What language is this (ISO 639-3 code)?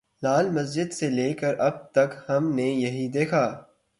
urd